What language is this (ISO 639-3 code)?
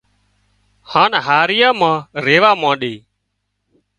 kxp